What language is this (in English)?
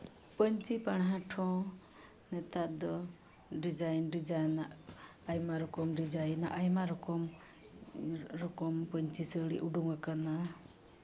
Santali